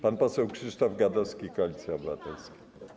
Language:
Polish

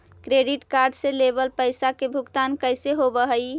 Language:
Magahi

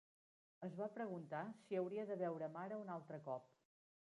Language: Catalan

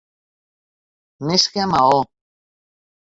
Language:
Catalan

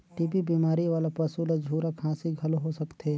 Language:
Chhattisgarhi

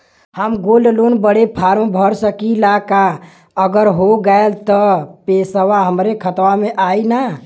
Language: Bhojpuri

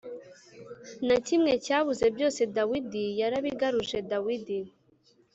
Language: Kinyarwanda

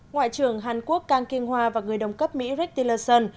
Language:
Vietnamese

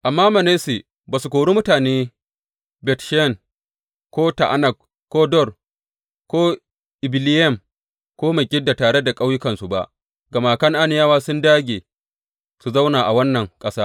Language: Hausa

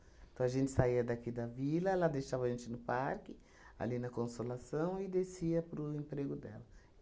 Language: Portuguese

